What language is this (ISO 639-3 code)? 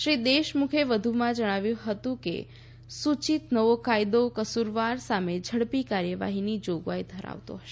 guj